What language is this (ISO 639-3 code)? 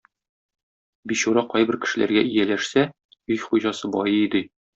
tat